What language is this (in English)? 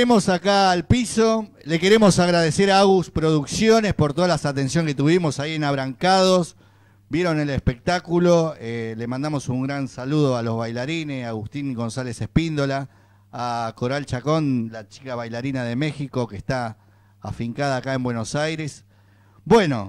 Spanish